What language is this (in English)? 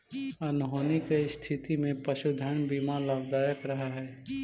Magahi